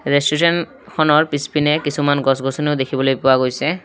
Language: Assamese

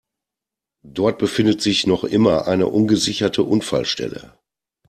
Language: German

